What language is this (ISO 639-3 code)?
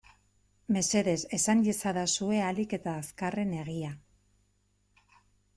eus